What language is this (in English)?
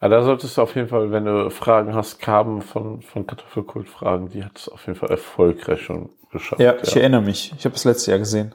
German